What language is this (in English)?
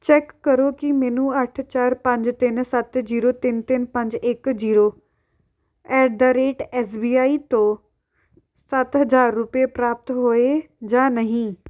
Punjabi